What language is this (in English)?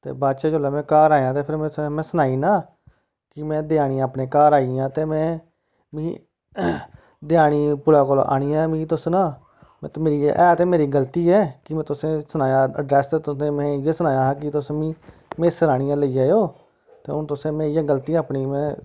Dogri